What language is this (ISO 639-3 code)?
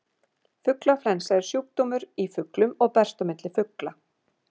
isl